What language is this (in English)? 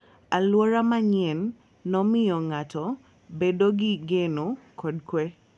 Luo (Kenya and Tanzania)